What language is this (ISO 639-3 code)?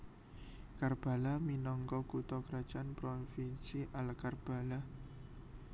jav